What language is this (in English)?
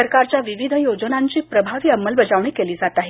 Marathi